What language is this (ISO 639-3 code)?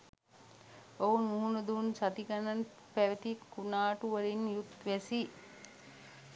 sin